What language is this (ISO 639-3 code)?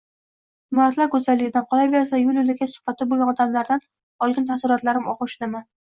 uzb